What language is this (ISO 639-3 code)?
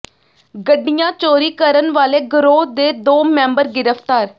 pan